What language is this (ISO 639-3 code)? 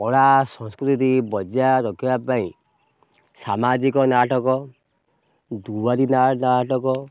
ori